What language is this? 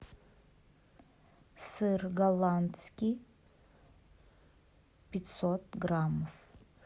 Russian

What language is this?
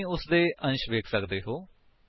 Punjabi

